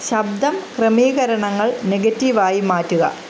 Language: Malayalam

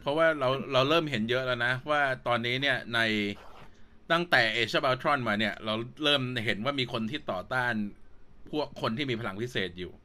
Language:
Thai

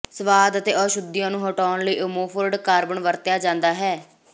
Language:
Punjabi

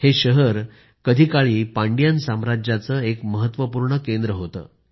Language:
Marathi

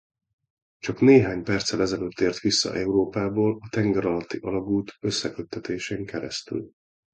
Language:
Hungarian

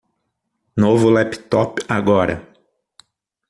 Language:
Portuguese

